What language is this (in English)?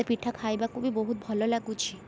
Odia